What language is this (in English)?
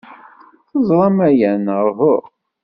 Kabyle